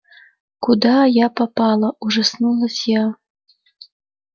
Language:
Russian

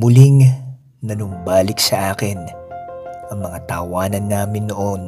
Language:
Filipino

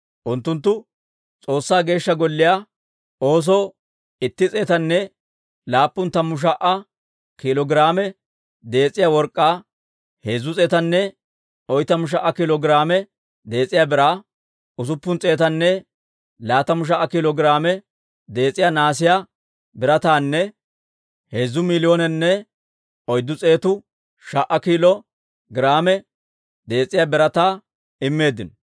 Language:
Dawro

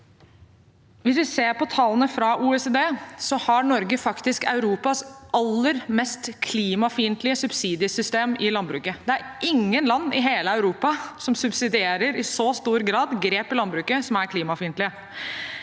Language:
Norwegian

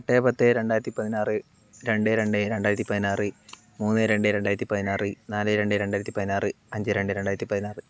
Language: Malayalam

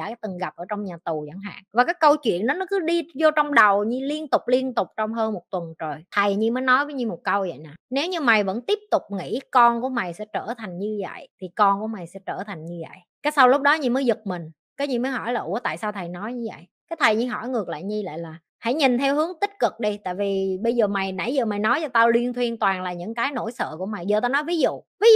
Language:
Vietnamese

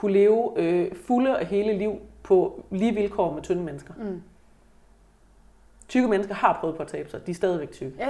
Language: Danish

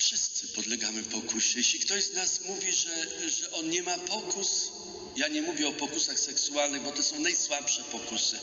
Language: Polish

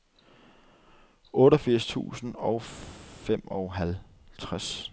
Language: Danish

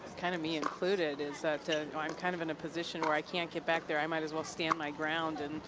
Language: English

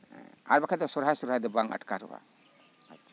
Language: Santali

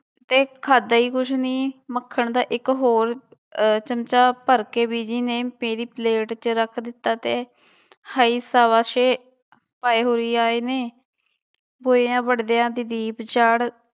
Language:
Punjabi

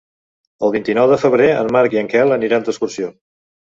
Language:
Catalan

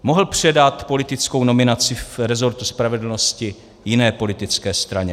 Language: Czech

